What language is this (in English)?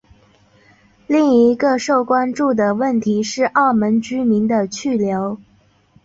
Chinese